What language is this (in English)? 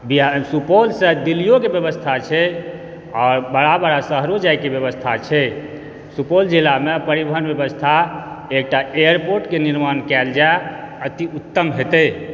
Maithili